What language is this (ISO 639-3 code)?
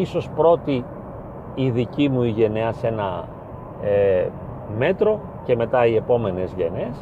ell